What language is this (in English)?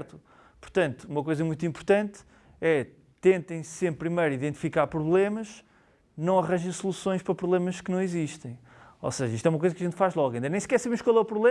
Portuguese